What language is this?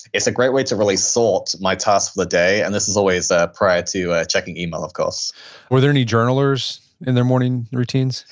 English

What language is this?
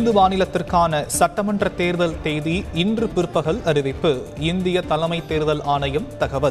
Tamil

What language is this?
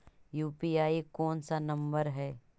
Magahi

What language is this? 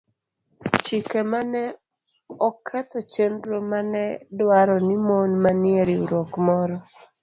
Luo (Kenya and Tanzania)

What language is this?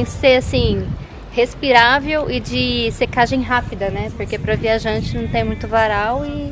Portuguese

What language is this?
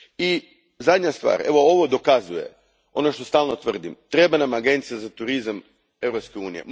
Croatian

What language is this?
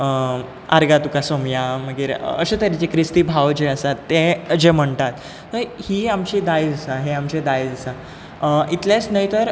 Konkani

